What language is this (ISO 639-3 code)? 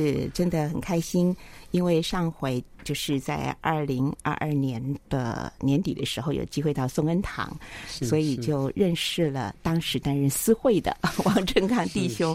zho